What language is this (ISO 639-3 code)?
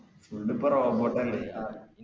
mal